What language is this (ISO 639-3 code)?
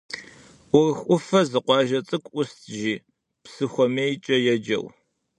kbd